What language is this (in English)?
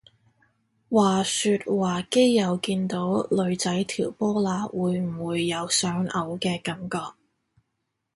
Cantonese